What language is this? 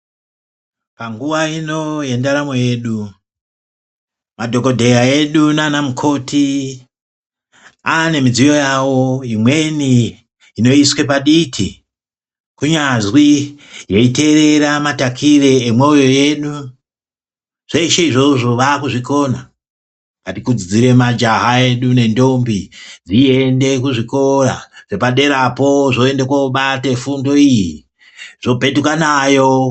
Ndau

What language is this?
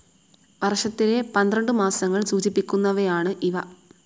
Malayalam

